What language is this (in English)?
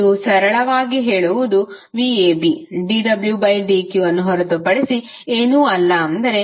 Kannada